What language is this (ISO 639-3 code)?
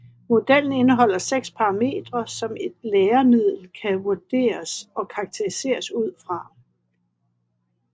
dan